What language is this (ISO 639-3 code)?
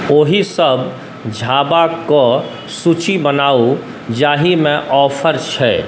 mai